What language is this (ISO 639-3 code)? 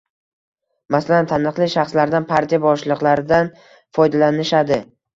uzb